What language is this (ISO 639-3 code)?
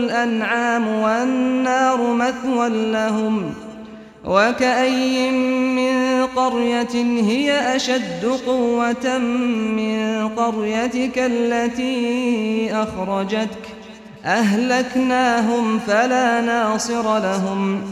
ara